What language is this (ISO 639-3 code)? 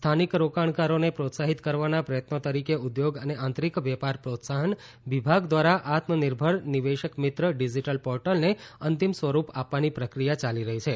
guj